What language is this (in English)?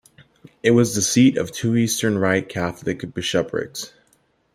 English